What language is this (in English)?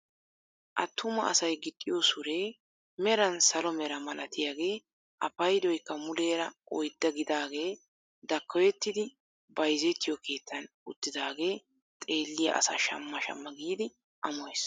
Wolaytta